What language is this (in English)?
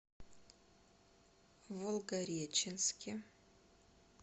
Russian